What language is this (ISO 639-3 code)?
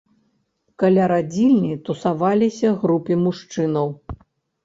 bel